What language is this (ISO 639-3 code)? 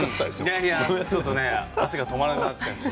jpn